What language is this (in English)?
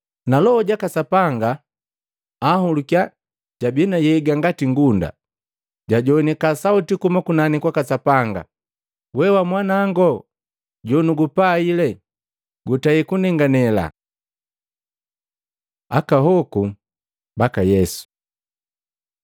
Matengo